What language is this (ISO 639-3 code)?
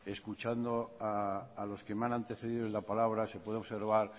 spa